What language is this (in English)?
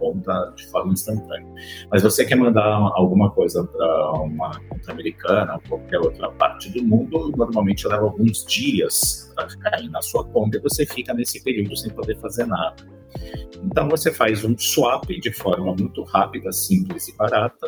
Portuguese